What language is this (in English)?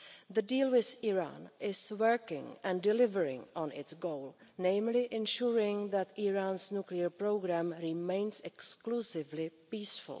English